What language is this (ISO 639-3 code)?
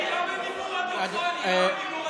heb